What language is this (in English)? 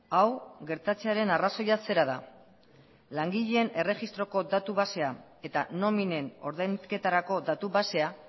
Basque